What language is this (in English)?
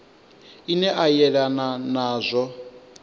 Venda